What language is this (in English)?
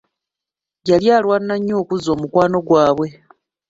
Ganda